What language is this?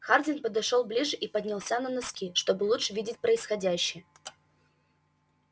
Russian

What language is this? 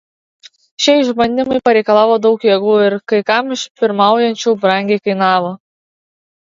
Lithuanian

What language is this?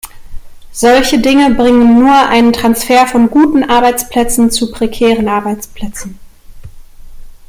German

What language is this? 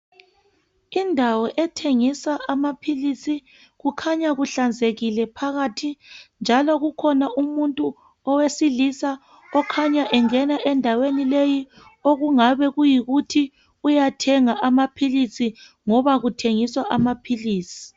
North Ndebele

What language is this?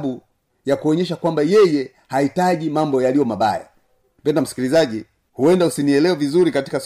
Swahili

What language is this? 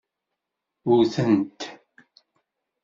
Kabyle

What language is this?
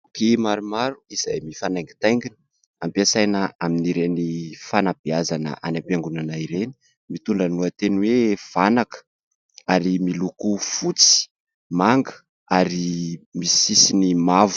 Malagasy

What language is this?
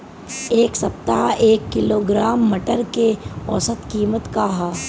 Bhojpuri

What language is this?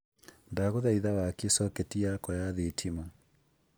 Kikuyu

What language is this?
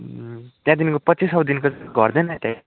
Nepali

